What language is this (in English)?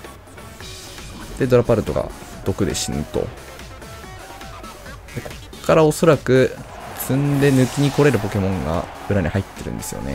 Japanese